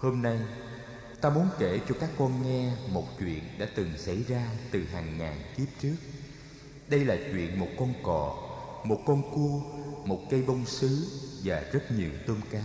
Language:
Vietnamese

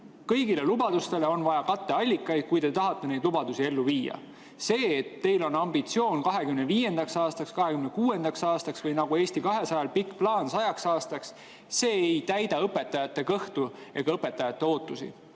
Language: Estonian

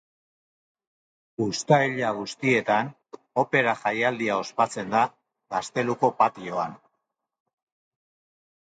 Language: Basque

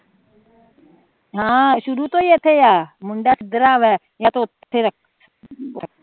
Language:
Punjabi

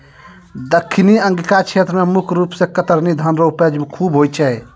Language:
Maithili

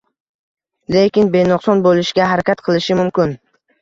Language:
Uzbek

